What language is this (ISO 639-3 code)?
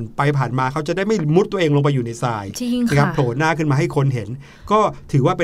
tha